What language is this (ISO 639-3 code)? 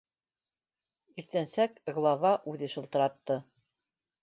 bak